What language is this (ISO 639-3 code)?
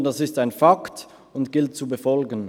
gsw